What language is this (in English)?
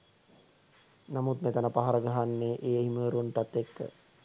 Sinhala